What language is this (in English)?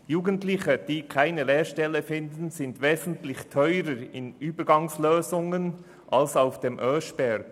Swiss German